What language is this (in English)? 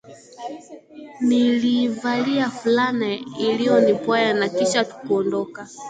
Swahili